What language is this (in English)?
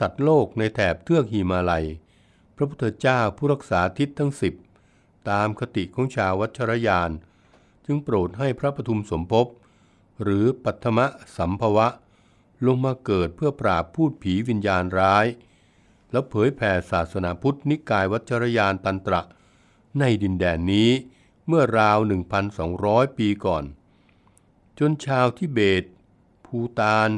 Thai